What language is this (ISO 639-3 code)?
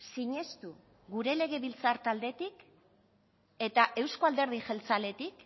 eus